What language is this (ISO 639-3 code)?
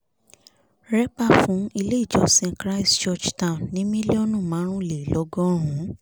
yor